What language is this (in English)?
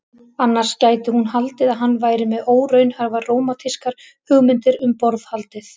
Icelandic